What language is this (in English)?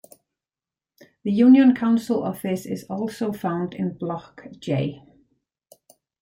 English